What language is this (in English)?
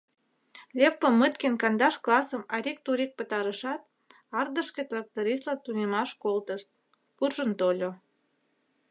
Mari